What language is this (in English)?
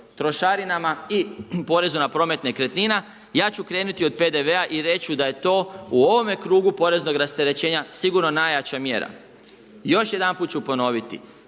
Croatian